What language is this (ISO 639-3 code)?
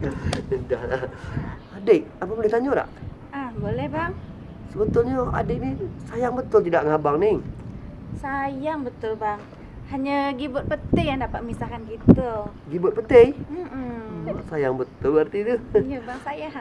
msa